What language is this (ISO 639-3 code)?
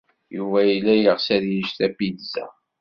kab